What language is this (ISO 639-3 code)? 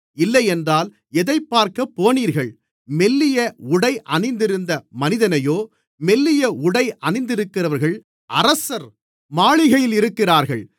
tam